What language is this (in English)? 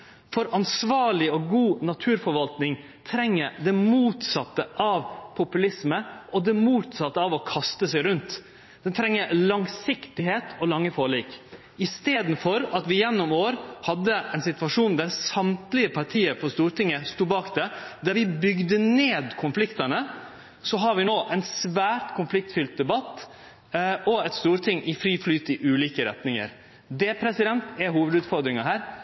Norwegian Nynorsk